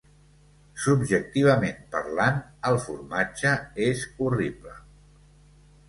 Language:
Catalan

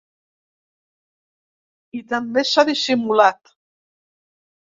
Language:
Catalan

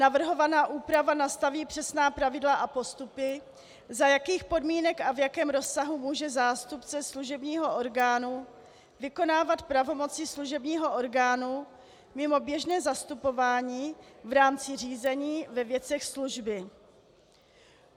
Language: Czech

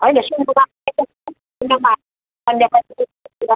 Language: Nepali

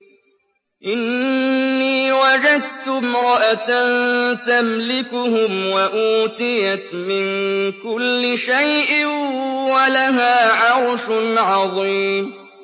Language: Arabic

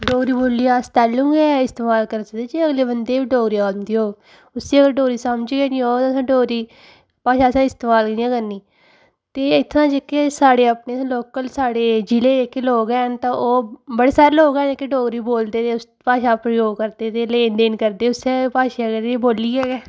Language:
Dogri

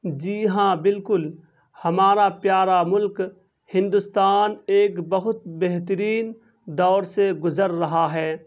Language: Urdu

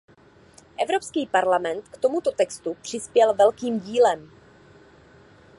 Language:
Czech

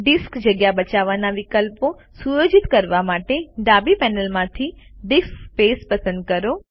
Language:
Gujarati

